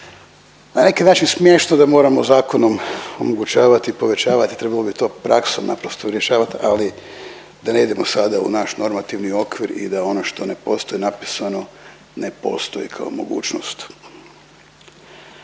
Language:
Croatian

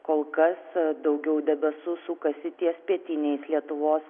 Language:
Lithuanian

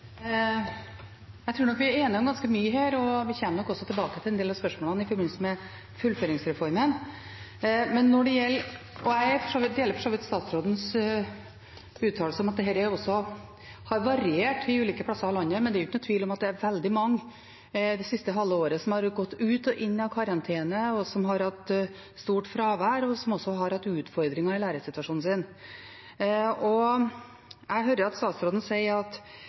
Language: Norwegian Bokmål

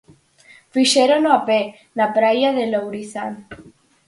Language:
Galician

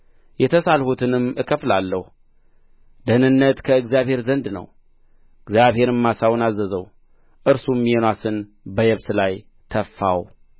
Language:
Amharic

